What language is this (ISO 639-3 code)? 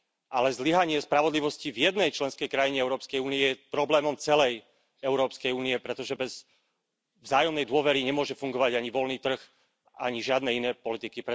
slk